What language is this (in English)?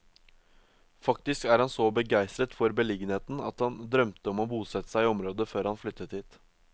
Norwegian